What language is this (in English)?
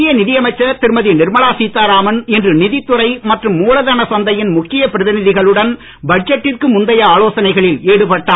Tamil